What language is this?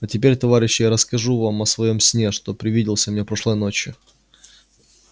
Russian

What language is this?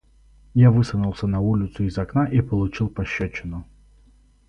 Russian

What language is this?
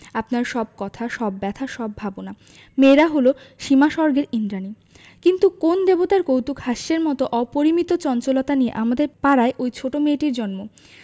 Bangla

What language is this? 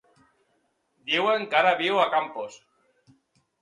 Catalan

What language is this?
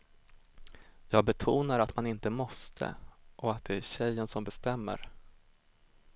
Swedish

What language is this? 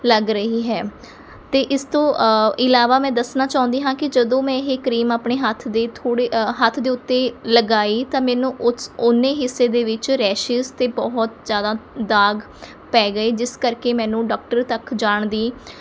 Punjabi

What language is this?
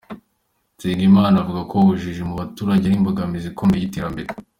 Kinyarwanda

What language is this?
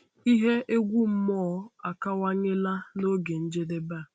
Igbo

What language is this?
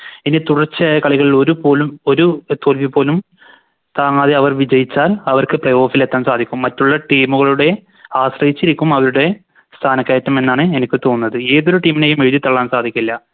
Malayalam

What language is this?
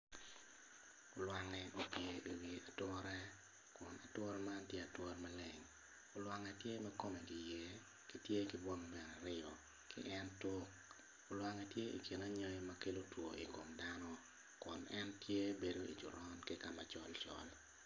Acoli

